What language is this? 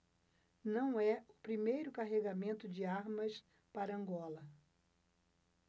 Portuguese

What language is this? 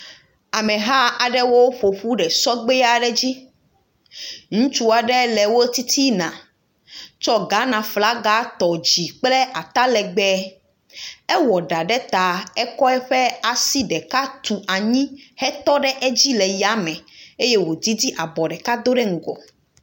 Ewe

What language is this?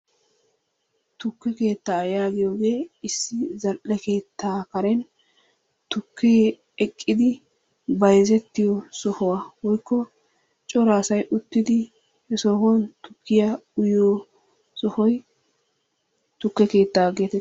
Wolaytta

